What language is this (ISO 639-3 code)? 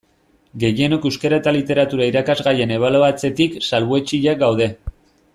eus